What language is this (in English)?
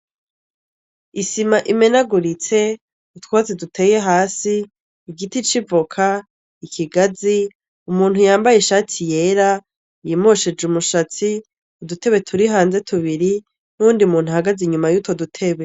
Rundi